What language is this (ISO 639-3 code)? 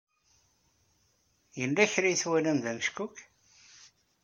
kab